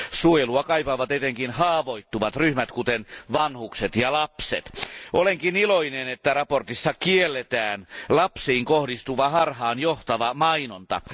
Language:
Finnish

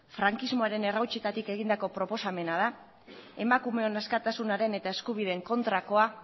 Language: Basque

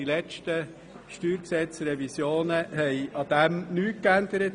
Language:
Swiss German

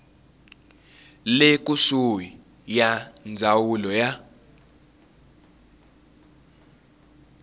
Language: Tsonga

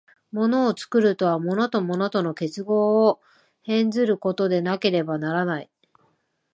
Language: Japanese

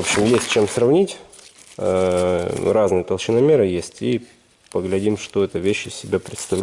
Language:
Russian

